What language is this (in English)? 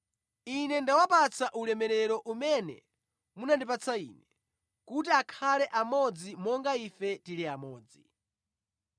Nyanja